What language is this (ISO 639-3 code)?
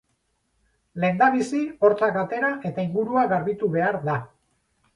eus